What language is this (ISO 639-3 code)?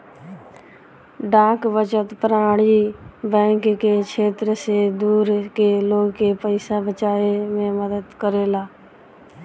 bho